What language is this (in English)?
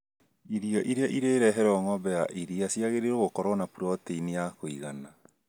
Kikuyu